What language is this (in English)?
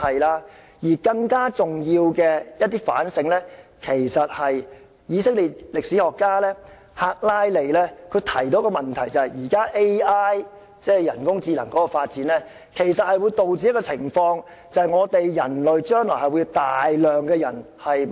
Cantonese